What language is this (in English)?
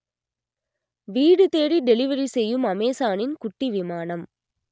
Tamil